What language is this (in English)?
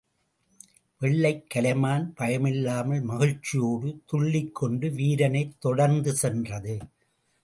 Tamil